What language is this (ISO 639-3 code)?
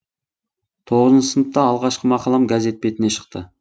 kaz